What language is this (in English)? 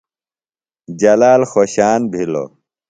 Phalura